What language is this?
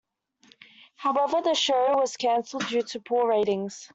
English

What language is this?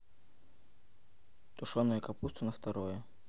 Russian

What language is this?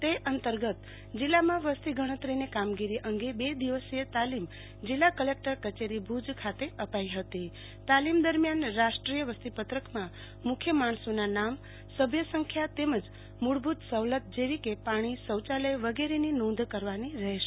Gujarati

